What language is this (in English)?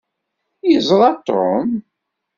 Kabyle